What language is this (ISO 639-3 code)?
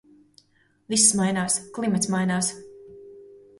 lav